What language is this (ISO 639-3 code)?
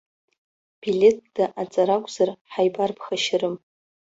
abk